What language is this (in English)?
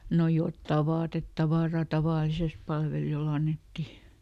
Finnish